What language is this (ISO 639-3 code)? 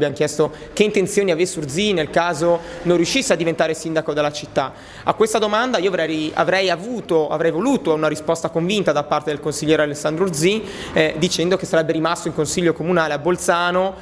ita